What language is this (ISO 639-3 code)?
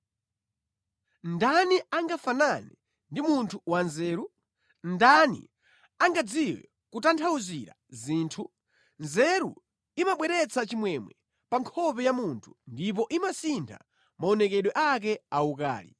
nya